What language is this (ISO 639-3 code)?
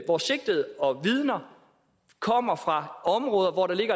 dan